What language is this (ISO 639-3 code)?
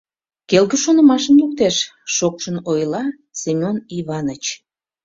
chm